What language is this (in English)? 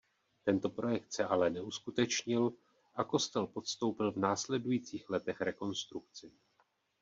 Czech